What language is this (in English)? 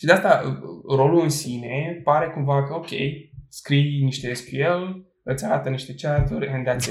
Romanian